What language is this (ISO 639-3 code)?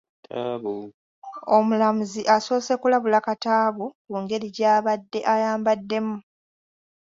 lug